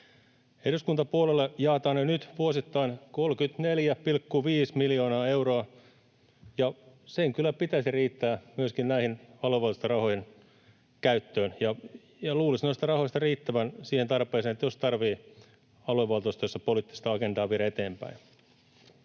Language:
Finnish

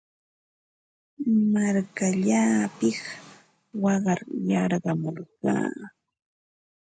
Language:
Ambo-Pasco Quechua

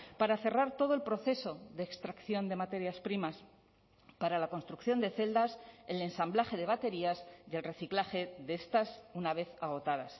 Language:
Spanish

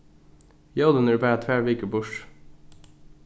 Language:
Faroese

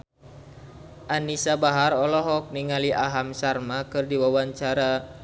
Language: Sundanese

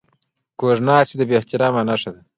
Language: Pashto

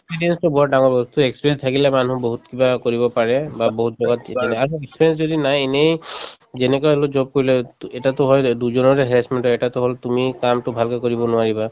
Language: Assamese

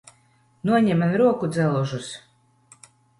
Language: Latvian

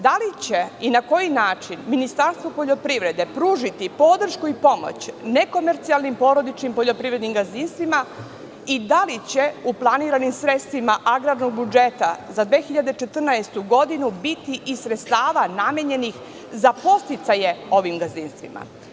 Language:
Serbian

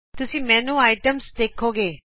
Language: Punjabi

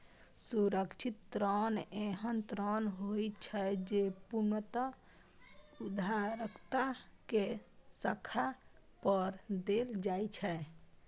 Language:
Maithili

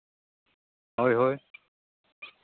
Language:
Santali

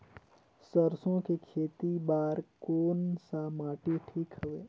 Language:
Chhattisgarhi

